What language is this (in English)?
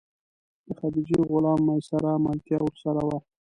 Pashto